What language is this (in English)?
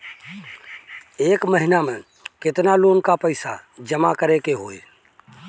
Bhojpuri